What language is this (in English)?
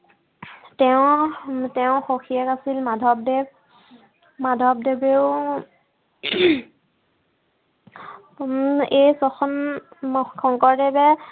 Assamese